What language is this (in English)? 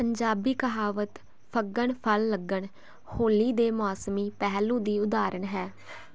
Punjabi